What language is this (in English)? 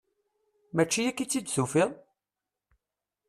Kabyle